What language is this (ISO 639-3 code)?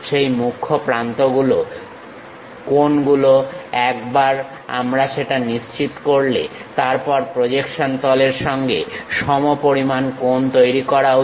ben